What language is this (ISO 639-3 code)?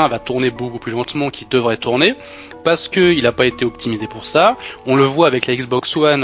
fra